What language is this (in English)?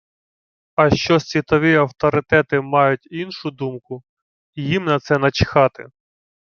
Ukrainian